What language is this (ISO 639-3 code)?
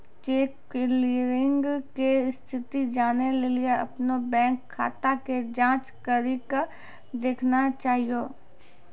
mai